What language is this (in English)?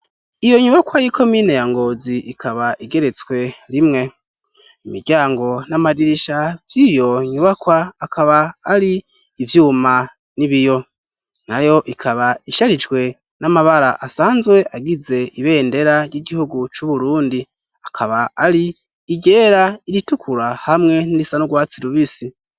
Rundi